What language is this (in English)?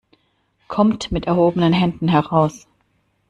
German